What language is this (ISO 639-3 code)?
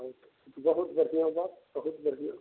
mai